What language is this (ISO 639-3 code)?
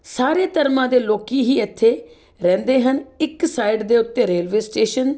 pan